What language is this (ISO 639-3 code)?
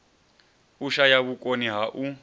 ven